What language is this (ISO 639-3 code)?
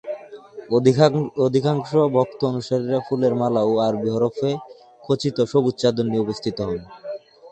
ben